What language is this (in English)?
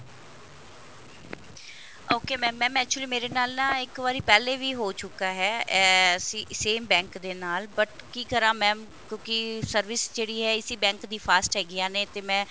Punjabi